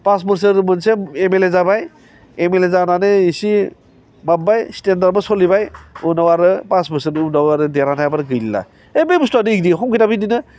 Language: Bodo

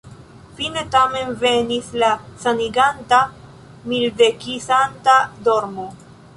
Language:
Esperanto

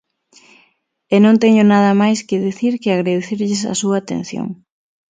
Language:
Galician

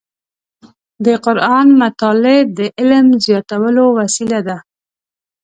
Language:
Pashto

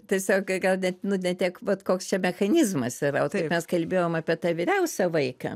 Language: Lithuanian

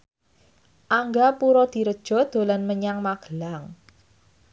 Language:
Javanese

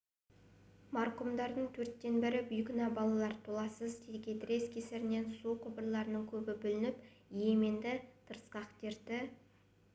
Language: Kazakh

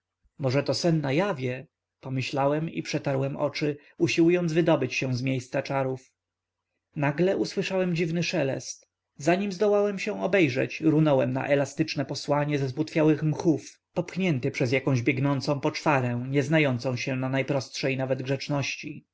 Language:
Polish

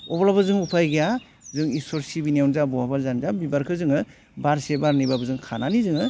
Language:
Bodo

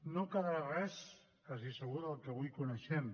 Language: Catalan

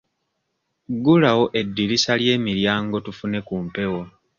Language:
Ganda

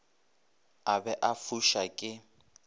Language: Northern Sotho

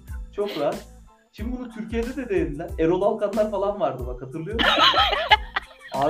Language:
Turkish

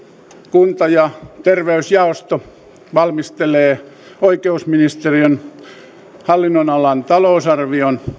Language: Finnish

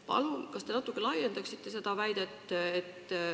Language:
Estonian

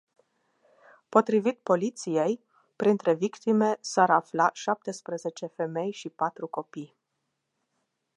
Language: Romanian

